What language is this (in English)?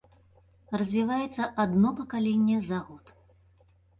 Belarusian